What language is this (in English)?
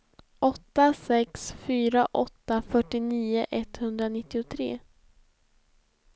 Swedish